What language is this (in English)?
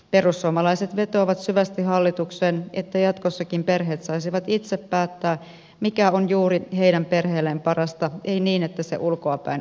Finnish